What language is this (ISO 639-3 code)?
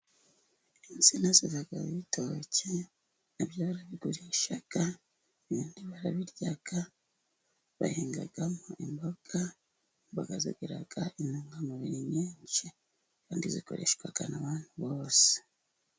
kin